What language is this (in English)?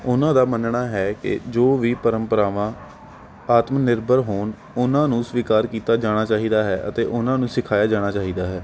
Punjabi